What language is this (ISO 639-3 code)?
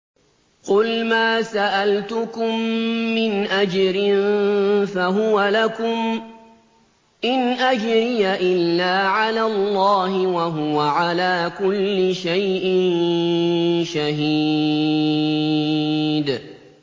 ara